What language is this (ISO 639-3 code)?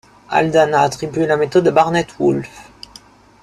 fra